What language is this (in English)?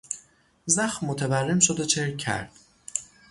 Persian